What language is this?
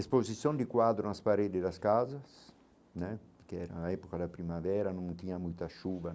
Portuguese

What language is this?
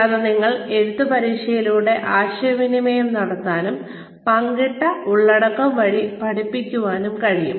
Malayalam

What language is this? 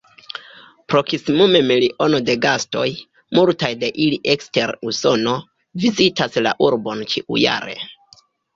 Esperanto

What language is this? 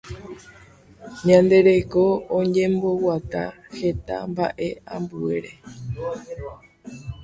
Guarani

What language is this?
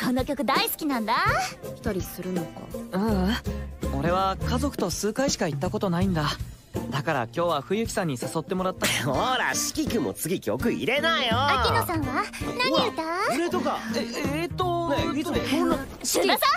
Japanese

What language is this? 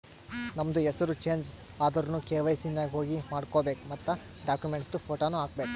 Kannada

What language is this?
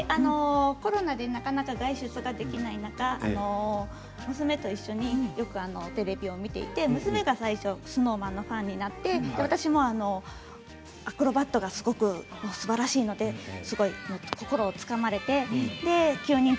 Japanese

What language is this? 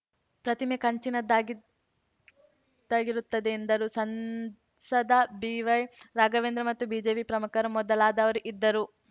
Kannada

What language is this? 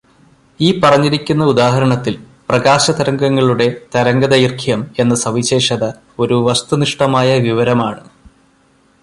Malayalam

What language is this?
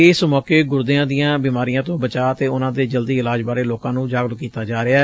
Punjabi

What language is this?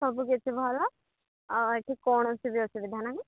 Odia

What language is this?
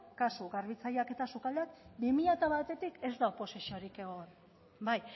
Basque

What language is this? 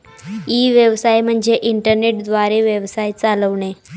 Marathi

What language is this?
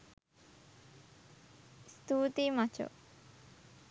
Sinhala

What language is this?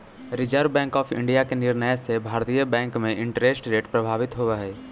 Magahi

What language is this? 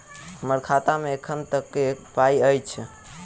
Maithili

